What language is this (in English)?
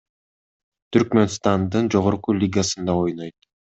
Kyrgyz